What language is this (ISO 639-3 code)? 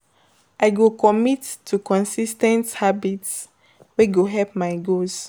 pcm